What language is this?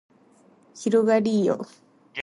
Japanese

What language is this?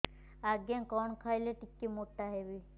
Odia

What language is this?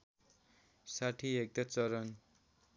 Nepali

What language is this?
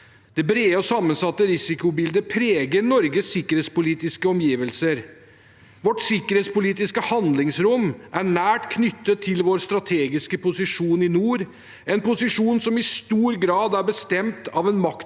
Norwegian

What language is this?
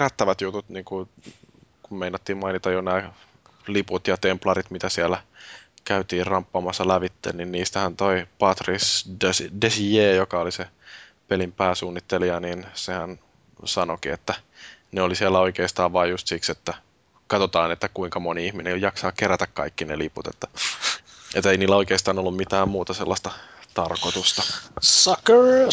Finnish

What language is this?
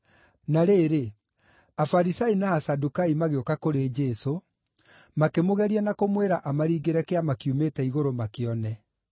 Kikuyu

